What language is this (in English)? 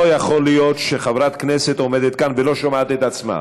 Hebrew